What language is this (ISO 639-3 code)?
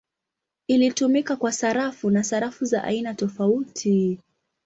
swa